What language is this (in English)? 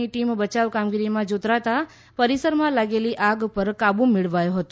Gujarati